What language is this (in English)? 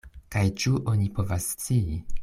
Esperanto